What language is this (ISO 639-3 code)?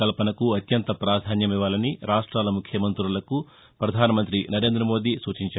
tel